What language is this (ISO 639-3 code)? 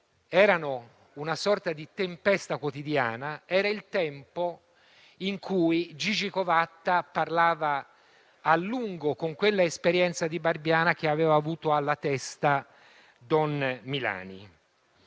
ita